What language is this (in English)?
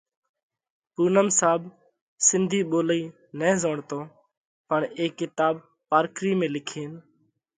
Parkari Koli